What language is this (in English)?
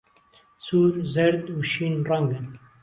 Central Kurdish